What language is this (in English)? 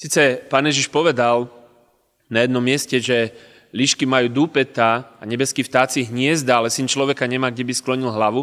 Slovak